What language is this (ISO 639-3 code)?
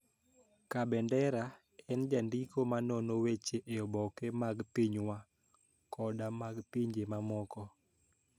luo